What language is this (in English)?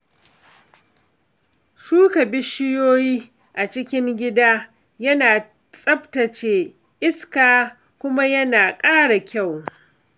Hausa